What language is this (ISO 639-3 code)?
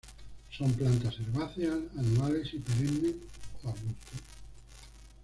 spa